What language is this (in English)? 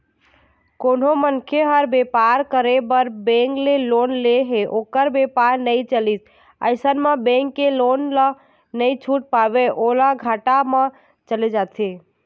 Chhattisgarhi